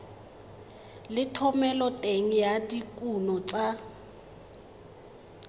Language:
Tswana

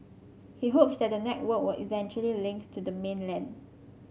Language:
English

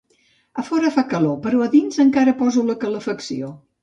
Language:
Catalan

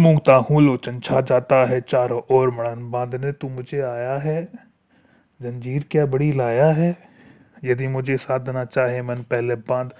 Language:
Hindi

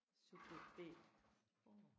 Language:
Danish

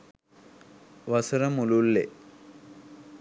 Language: Sinhala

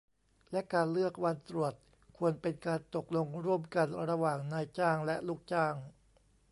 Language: Thai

